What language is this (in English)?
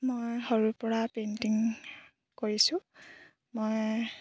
Assamese